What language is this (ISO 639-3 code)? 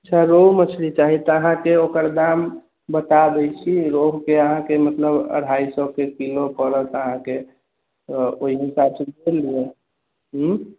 mai